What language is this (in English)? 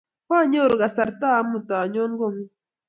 Kalenjin